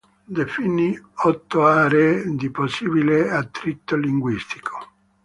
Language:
Italian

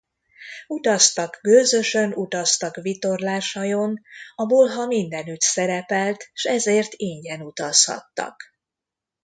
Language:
Hungarian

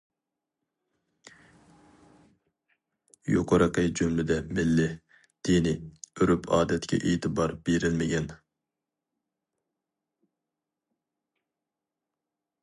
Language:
Uyghur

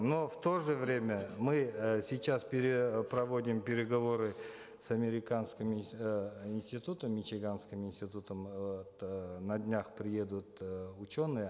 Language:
Kazakh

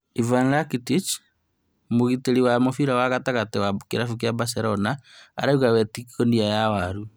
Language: Kikuyu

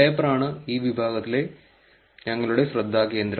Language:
Malayalam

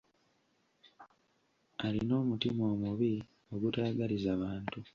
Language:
Ganda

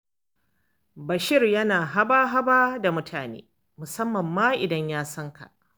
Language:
Hausa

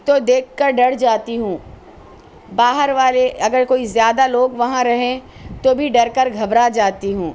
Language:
Urdu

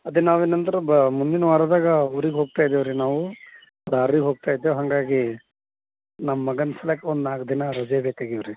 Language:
Kannada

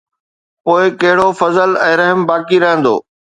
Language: Sindhi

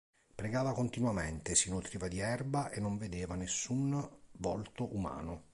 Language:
Italian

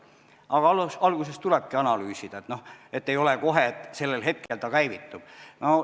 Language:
Estonian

